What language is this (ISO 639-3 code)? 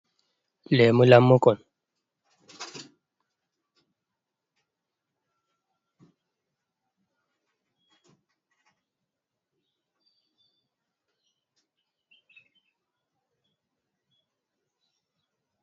ful